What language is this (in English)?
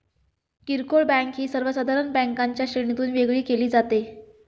Marathi